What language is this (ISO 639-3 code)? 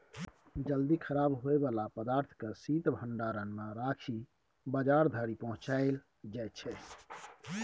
mai